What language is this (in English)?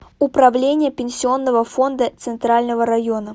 Russian